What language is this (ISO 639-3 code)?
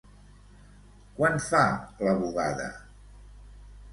cat